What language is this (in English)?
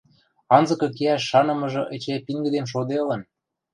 Western Mari